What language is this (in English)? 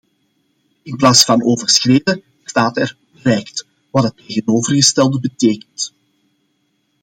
Dutch